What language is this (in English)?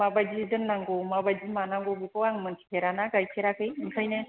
Bodo